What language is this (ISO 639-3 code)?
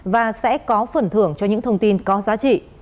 vie